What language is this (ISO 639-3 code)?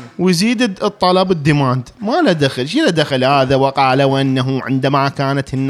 ara